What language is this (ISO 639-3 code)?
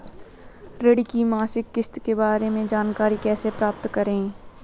hin